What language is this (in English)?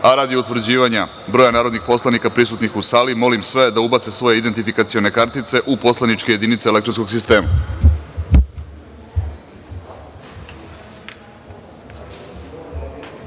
Serbian